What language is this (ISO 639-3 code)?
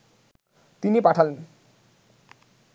ben